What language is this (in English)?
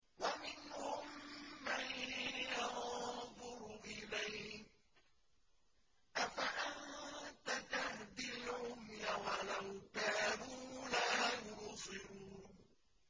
Arabic